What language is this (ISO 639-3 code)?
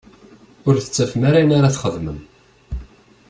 kab